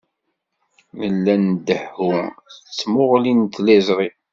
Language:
Kabyle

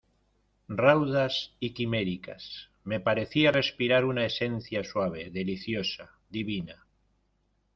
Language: Spanish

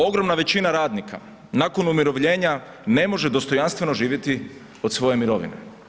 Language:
Croatian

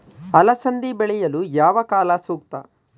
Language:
Kannada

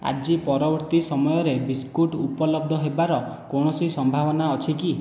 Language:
Odia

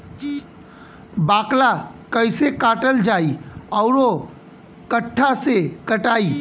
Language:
Bhojpuri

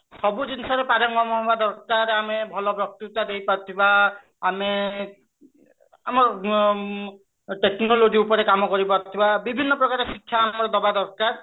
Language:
Odia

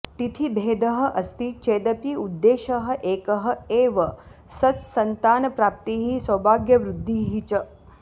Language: Sanskrit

